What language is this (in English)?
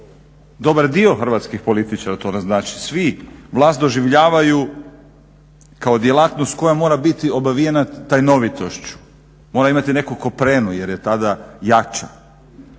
Croatian